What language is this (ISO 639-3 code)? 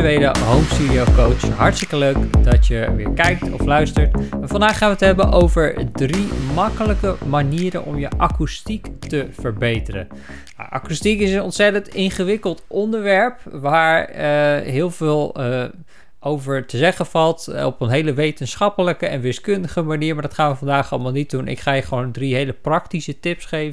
nld